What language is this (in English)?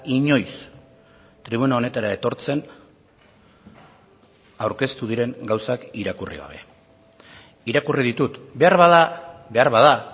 Basque